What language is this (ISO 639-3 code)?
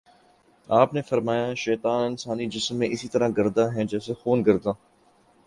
urd